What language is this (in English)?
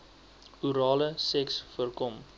Afrikaans